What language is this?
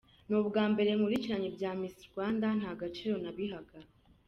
Kinyarwanda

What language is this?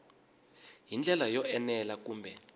Tsonga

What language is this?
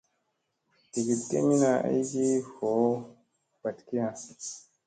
Musey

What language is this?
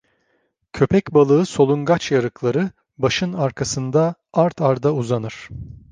Turkish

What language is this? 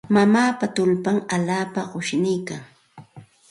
Santa Ana de Tusi Pasco Quechua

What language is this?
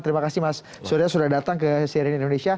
Indonesian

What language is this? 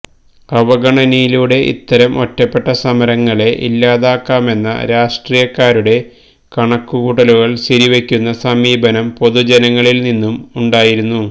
Malayalam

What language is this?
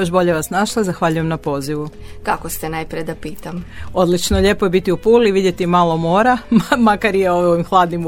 Croatian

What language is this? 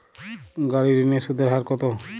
Bangla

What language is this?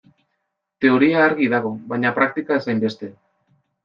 Basque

